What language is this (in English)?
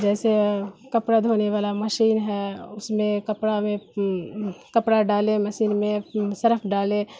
Urdu